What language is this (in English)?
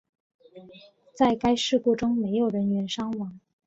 Chinese